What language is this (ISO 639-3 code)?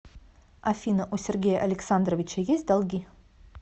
rus